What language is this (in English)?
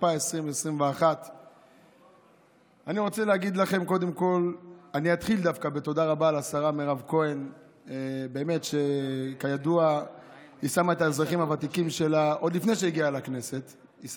Hebrew